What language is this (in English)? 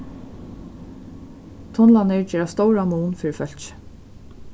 Faroese